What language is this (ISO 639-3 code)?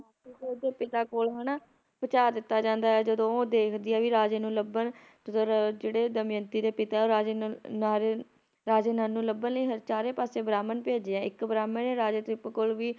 pan